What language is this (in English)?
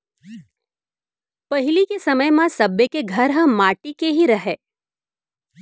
Chhattisgarhi